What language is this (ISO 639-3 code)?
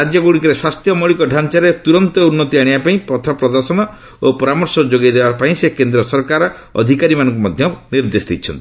ori